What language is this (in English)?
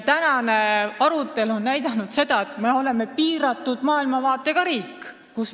Estonian